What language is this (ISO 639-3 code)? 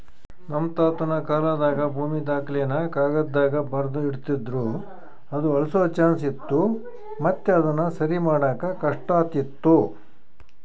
kan